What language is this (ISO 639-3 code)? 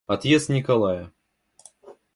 rus